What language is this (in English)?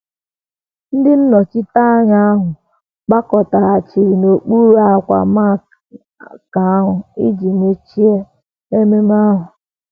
Igbo